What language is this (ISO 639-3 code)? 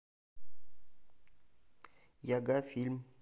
rus